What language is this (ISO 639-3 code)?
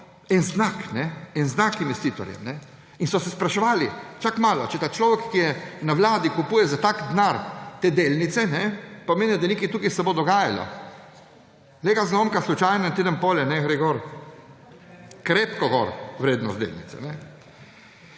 slv